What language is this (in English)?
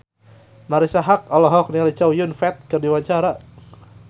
Sundanese